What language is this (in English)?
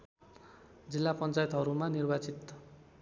Nepali